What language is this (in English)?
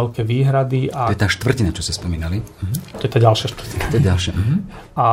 Slovak